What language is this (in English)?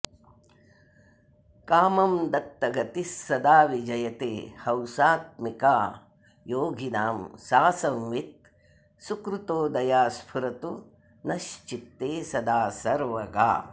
Sanskrit